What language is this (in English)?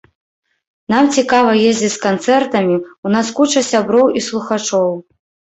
Belarusian